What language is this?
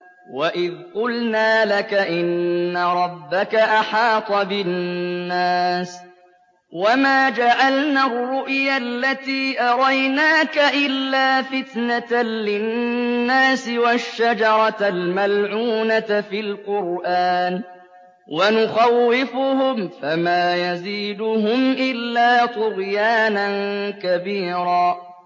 Arabic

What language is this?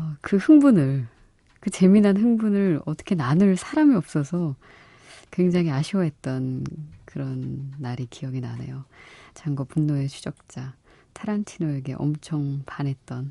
Korean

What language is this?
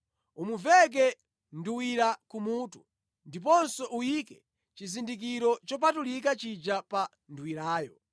Nyanja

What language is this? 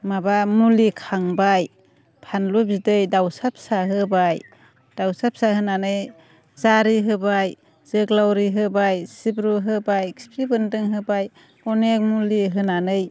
Bodo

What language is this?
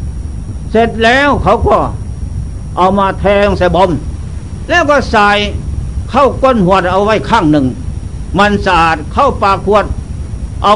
Thai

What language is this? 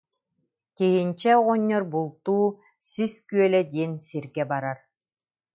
Yakut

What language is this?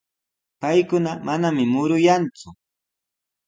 Sihuas Ancash Quechua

